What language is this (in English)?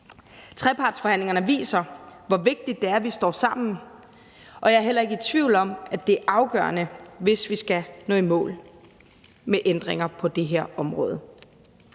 Danish